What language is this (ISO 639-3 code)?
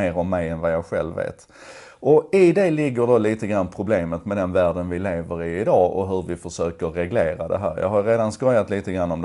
swe